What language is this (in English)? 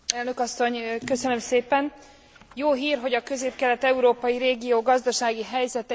Hungarian